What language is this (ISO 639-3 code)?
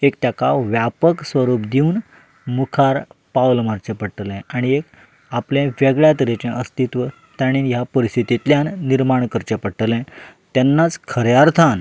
kok